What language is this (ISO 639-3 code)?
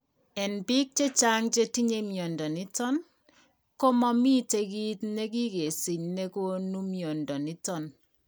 kln